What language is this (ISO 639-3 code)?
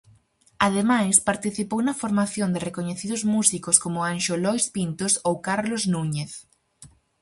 glg